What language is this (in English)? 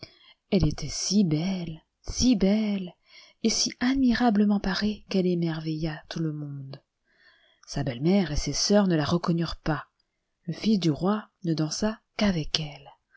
French